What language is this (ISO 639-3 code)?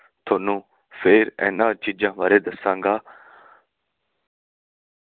pan